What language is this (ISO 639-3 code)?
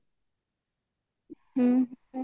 ori